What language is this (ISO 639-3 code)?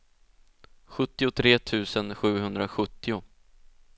swe